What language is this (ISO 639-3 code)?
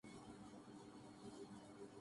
urd